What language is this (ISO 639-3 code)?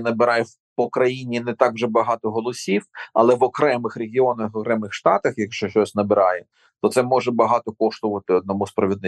ukr